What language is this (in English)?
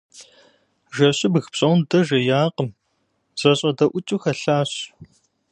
Kabardian